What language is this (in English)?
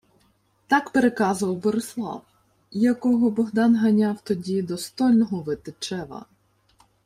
Ukrainian